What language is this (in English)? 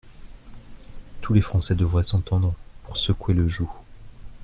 French